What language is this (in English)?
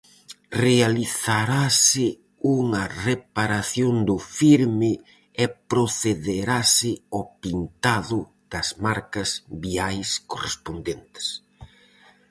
Galician